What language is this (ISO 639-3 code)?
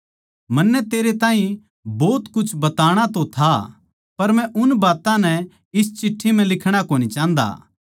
bgc